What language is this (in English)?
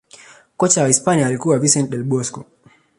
Swahili